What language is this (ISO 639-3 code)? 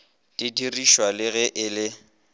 nso